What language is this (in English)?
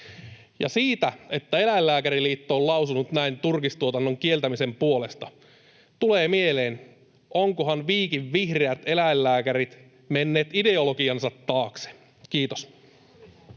Finnish